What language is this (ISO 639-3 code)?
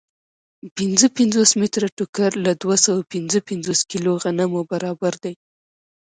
pus